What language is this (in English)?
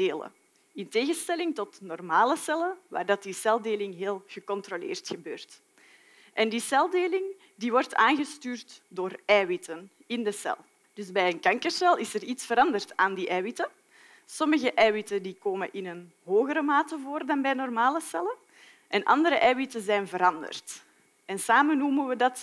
Dutch